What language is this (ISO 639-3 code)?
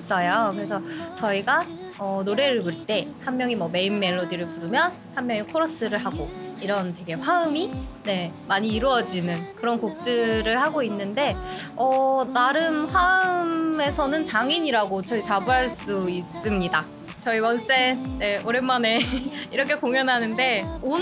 kor